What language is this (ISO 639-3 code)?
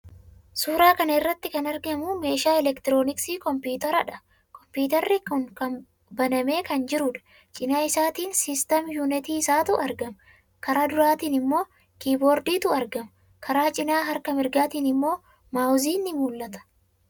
orm